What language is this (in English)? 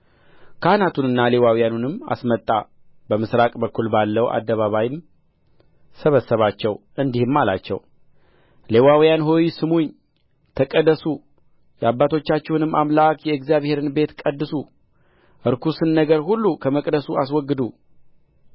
Amharic